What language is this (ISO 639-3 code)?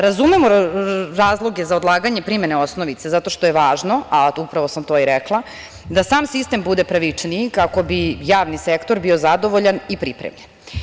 srp